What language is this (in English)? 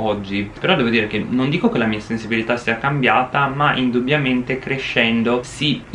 Italian